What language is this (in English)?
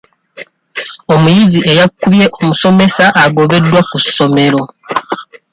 Ganda